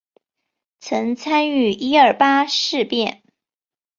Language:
Chinese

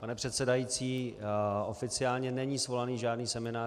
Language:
Czech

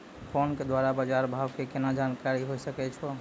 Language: Maithili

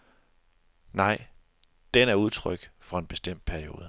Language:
Danish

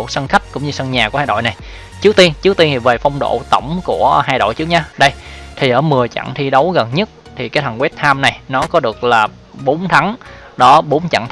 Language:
Vietnamese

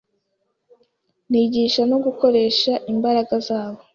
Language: Kinyarwanda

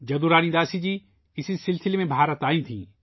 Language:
Urdu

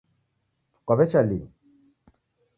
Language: Taita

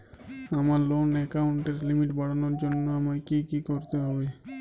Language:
Bangla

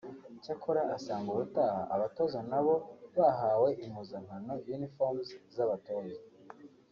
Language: Kinyarwanda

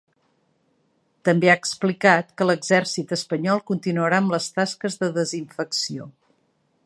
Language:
Catalan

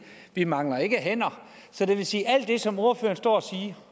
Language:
Danish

